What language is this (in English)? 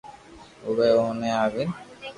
Loarki